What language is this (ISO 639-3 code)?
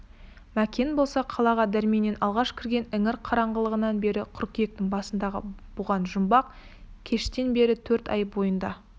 kaz